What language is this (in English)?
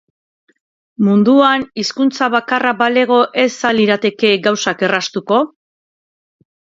Basque